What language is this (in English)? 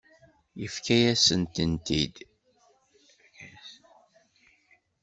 Kabyle